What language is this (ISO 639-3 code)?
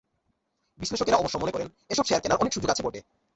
ben